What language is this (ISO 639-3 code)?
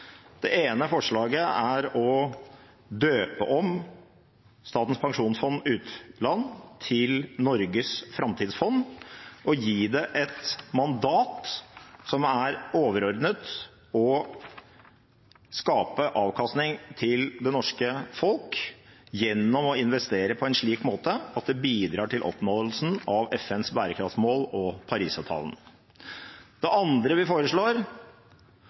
nob